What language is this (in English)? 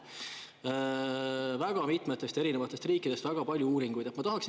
Estonian